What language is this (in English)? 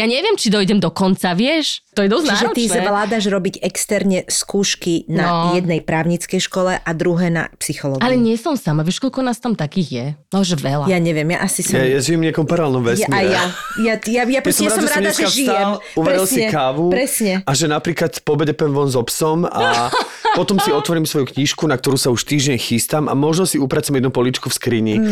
Slovak